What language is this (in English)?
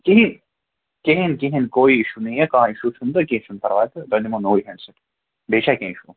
Kashmiri